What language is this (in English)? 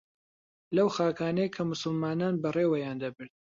Central Kurdish